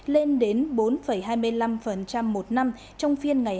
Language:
Vietnamese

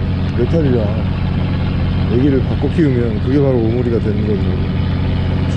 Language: Korean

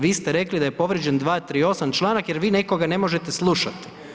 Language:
Croatian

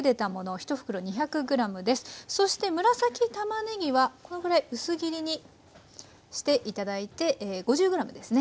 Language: Japanese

